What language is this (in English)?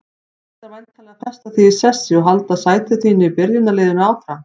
Icelandic